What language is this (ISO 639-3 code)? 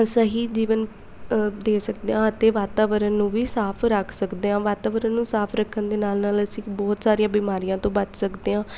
pan